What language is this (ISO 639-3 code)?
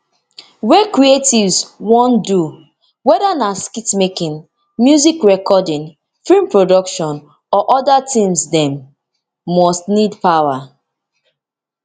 pcm